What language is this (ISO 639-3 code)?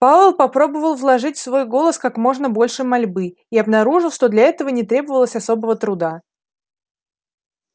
rus